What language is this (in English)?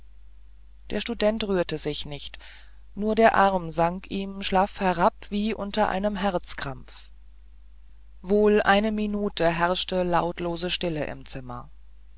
German